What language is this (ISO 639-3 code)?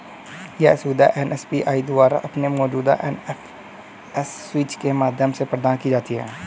hin